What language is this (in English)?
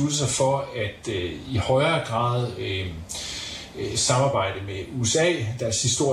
Danish